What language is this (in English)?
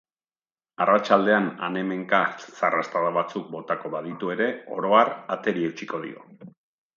Basque